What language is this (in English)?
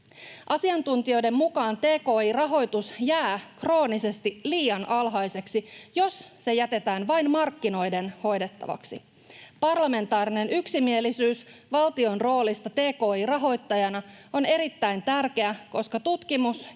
Finnish